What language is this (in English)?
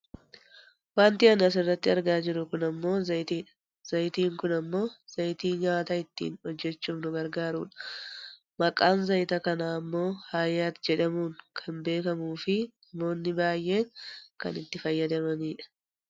Oromo